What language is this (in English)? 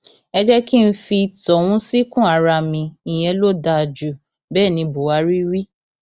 Yoruba